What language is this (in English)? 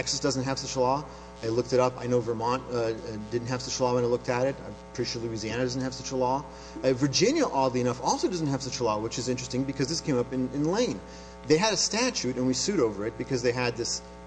English